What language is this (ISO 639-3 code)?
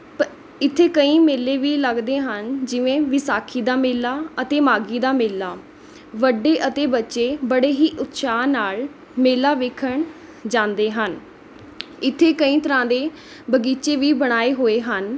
pan